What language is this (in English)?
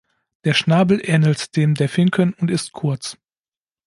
German